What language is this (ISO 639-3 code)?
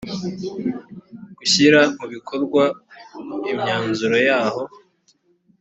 kin